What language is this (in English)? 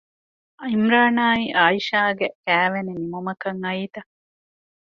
Divehi